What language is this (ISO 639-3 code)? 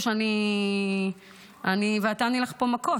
heb